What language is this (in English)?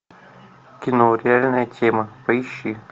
Russian